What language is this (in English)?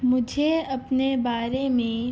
Urdu